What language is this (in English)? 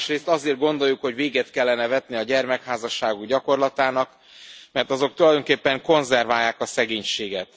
Hungarian